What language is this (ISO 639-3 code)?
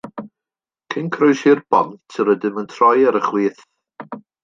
cym